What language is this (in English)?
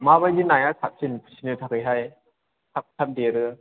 Bodo